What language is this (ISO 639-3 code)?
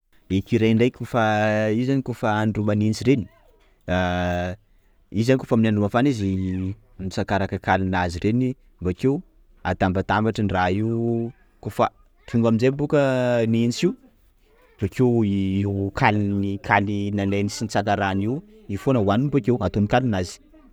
skg